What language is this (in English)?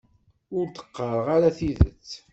Kabyle